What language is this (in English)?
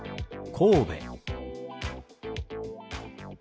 Japanese